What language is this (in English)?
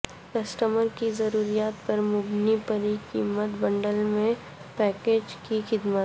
Urdu